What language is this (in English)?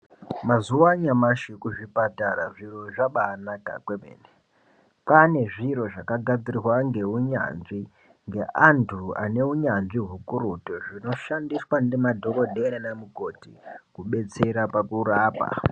Ndau